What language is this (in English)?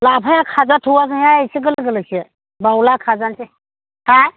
Bodo